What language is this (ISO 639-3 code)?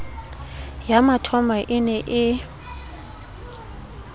sot